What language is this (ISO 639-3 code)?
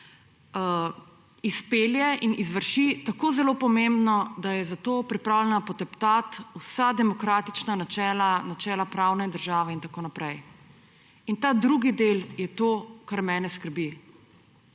slv